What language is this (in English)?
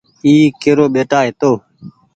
Goaria